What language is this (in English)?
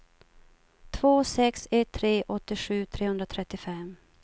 Swedish